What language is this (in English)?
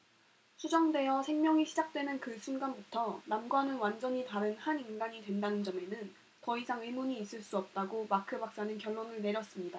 Korean